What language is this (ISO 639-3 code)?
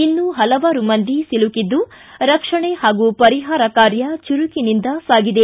kan